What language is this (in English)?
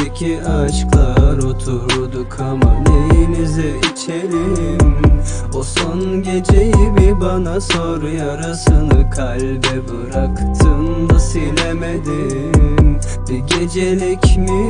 Turkish